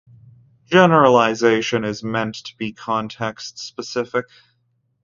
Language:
English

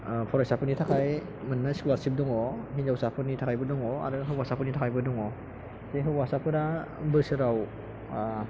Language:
Bodo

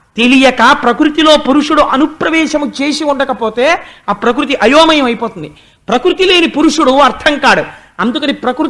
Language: Telugu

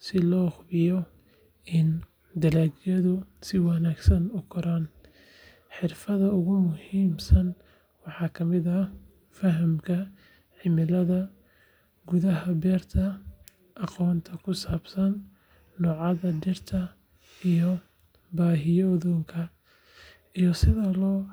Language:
Somali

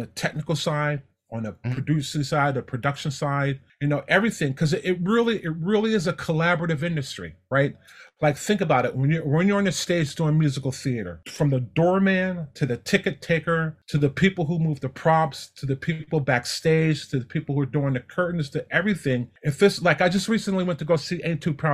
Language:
English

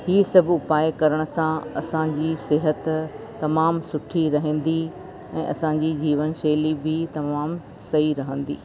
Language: Sindhi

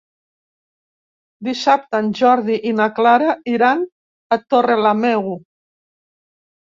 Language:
Catalan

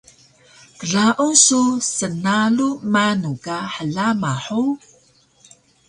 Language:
Taroko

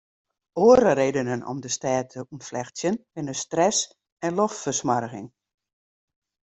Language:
Western Frisian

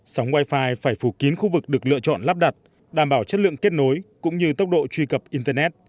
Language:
Vietnamese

